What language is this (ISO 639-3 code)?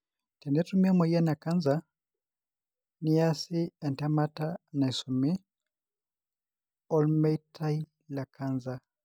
mas